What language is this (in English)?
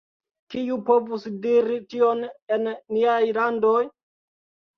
Esperanto